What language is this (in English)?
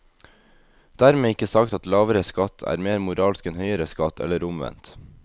Norwegian